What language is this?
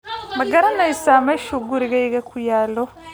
Somali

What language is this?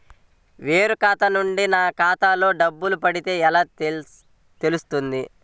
Telugu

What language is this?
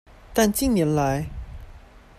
Chinese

